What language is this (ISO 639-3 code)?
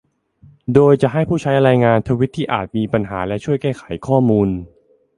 tha